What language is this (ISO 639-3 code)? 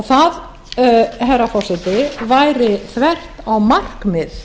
isl